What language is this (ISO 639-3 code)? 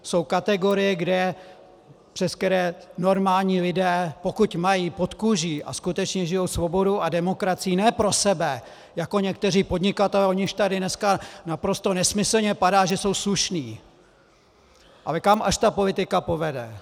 ces